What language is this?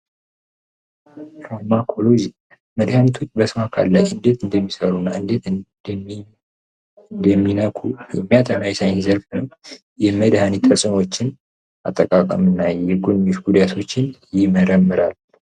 Amharic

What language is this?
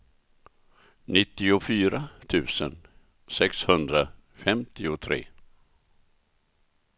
Swedish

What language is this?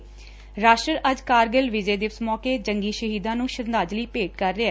Punjabi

